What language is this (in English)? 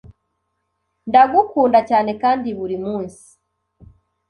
Kinyarwanda